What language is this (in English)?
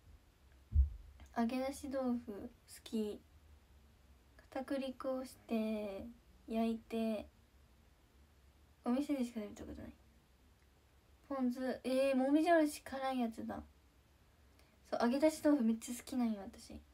Japanese